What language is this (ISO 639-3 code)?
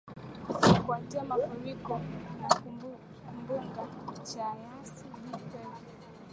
swa